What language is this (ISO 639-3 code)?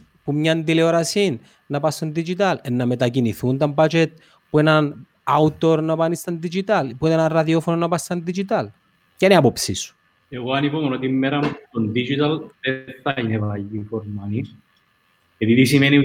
ell